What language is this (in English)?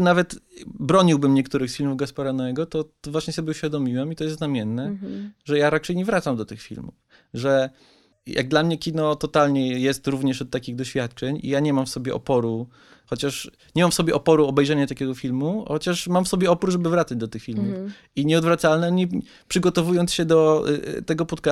Polish